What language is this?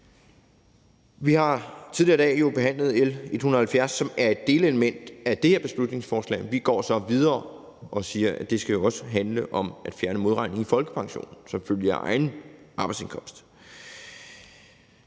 Danish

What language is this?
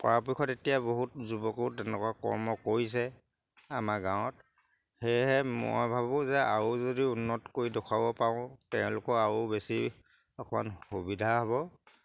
Assamese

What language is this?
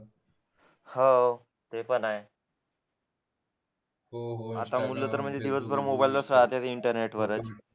Marathi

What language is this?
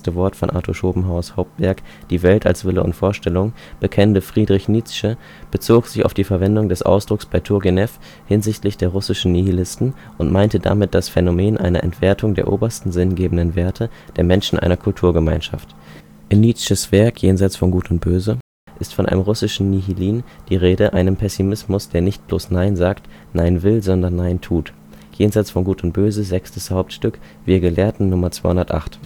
German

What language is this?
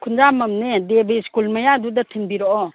Manipuri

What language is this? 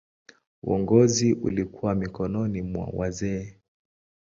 Swahili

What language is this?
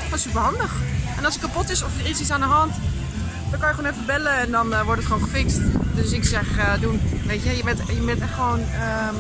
Dutch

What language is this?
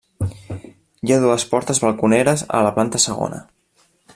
Catalan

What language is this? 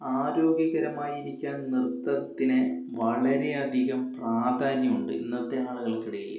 Malayalam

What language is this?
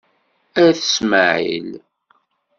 Kabyle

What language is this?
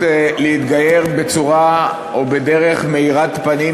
Hebrew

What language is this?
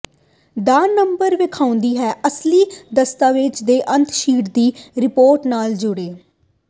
Punjabi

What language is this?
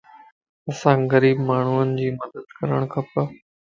Lasi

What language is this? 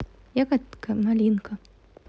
Russian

